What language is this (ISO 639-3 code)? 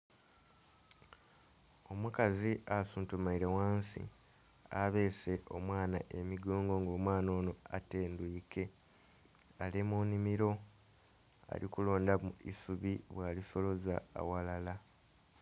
xog